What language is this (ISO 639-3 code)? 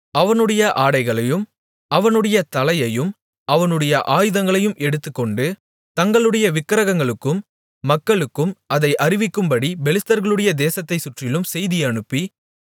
tam